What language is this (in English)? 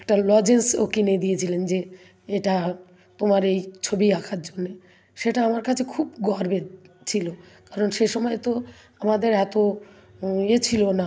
Bangla